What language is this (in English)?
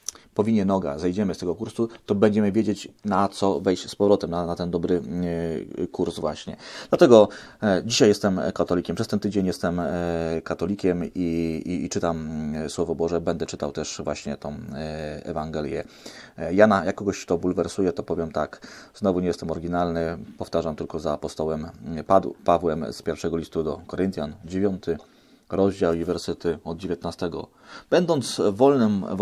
Polish